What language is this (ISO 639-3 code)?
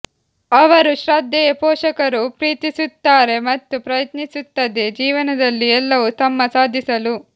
kan